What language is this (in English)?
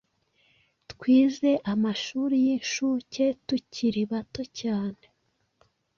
Kinyarwanda